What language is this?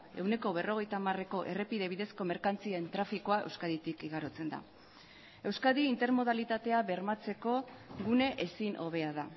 Basque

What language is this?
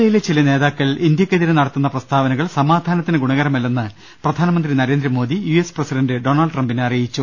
Malayalam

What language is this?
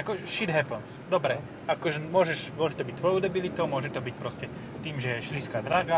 Slovak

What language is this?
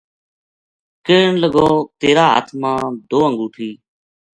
Gujari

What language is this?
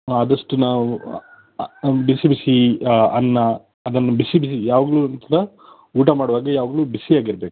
Kannada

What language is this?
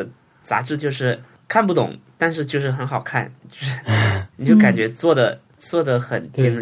Chinese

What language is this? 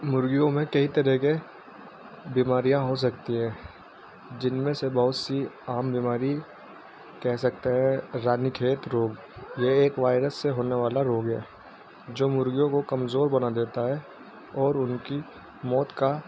Urdu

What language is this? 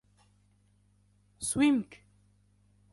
Arabic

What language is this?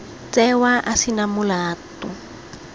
Tswana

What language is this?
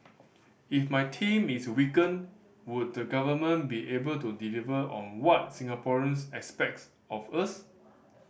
English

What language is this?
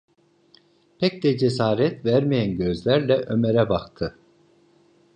Turkish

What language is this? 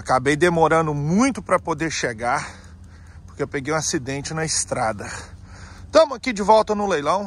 Portuguese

